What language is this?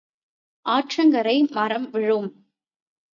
Tamil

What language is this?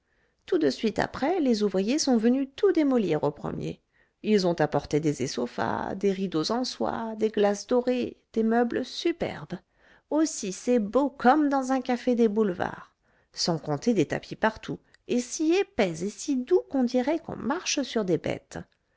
French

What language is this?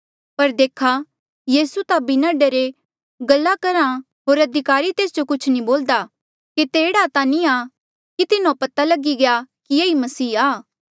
Mandeali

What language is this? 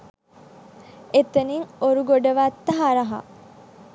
Sinhala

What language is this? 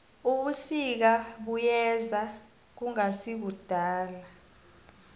South Ndebele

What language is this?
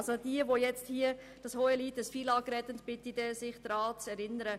Swiss German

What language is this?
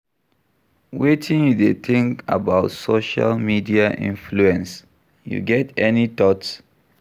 Nigerian Pidgin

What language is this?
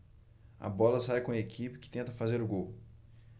Portuguese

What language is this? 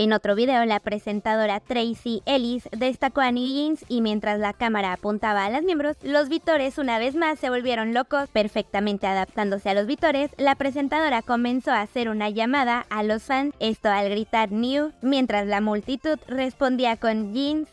Spanish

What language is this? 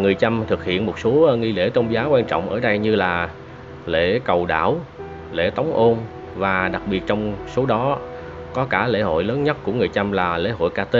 Vietnamese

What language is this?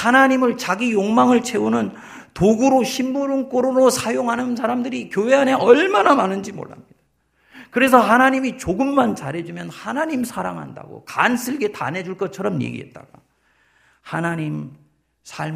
Korean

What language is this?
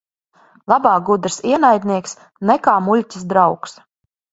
Latvian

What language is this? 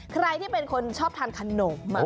Thai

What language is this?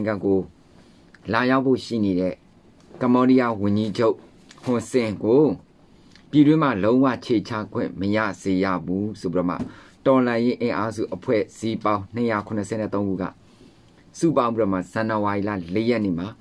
Thai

